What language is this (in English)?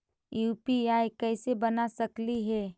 Magahi